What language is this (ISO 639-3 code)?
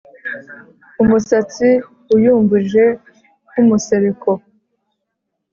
kin